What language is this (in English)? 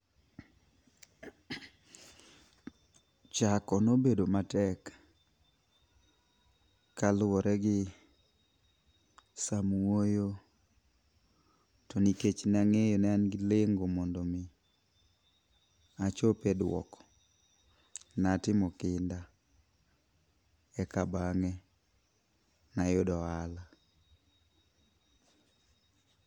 Luo (Kenya and Tanzania)